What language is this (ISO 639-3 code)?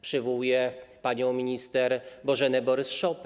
pol